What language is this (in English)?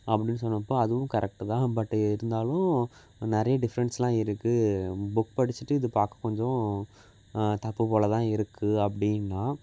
Tamil